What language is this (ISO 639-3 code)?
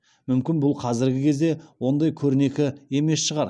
kaz